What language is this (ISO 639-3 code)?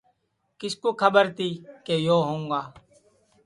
ssi